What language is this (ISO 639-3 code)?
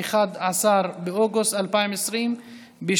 heb